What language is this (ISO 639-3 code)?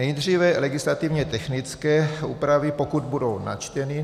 ces